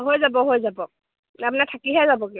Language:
Assamese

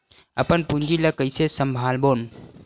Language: Chhattisgarhi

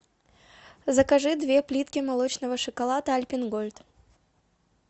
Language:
Russian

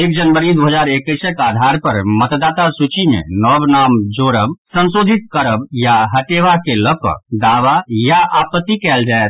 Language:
Maithili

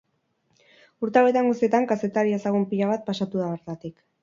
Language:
Basque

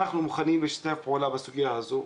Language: Hebrew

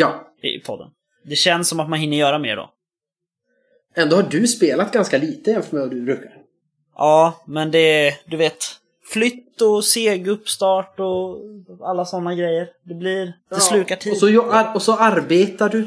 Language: Swedish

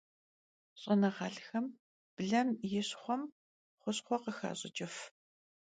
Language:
Kabardian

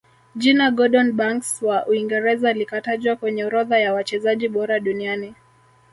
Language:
Swahili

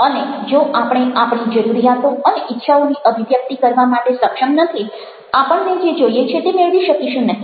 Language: Gujarati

